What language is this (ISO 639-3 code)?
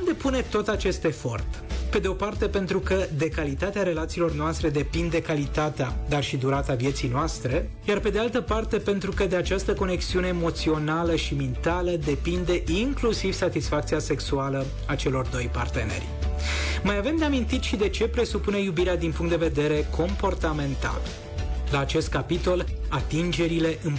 ron